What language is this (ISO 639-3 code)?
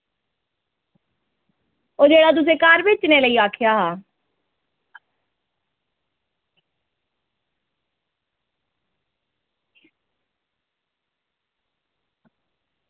doi